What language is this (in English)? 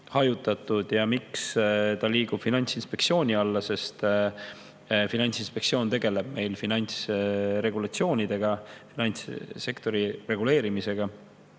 Estonian